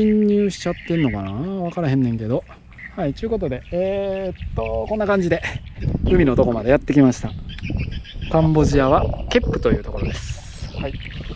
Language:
Japanese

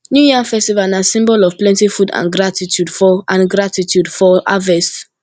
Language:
Nigerian Pidgin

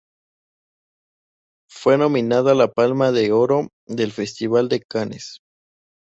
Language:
Spanish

